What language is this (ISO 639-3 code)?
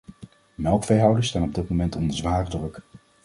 nld